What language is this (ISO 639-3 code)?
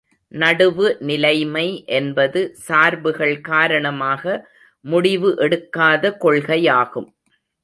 tam